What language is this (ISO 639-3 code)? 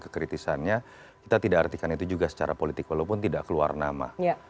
ind